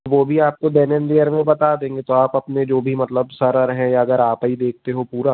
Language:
Hindi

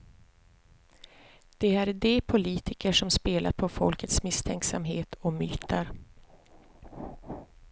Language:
Swedish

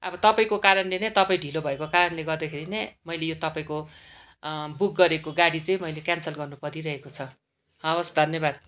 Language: Nepali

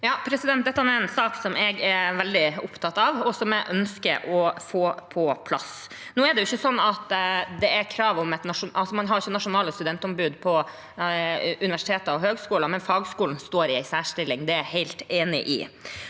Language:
Norwegian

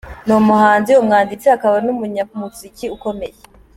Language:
Kinyarwanda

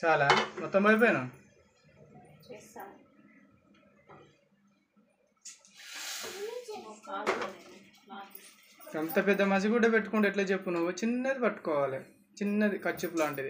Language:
Telugu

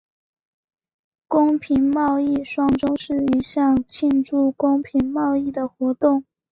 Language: Chinese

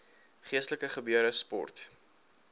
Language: Afrikaans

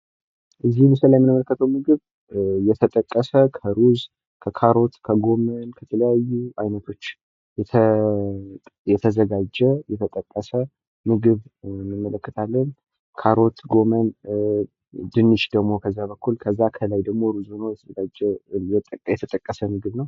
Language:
Amharic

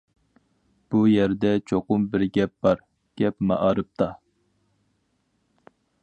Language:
Uyghur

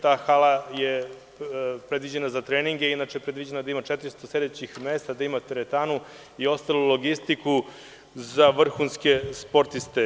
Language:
Serbian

